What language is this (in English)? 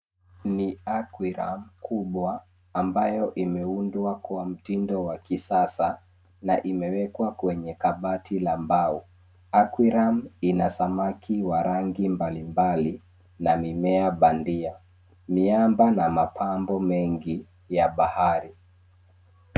Swahili